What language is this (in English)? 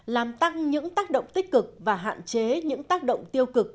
Vietnamese